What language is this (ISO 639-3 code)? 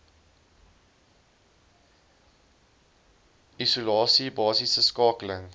afr